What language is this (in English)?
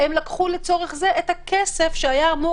Hebrew